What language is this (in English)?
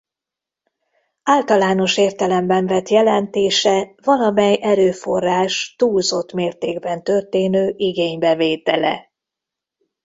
Hungarian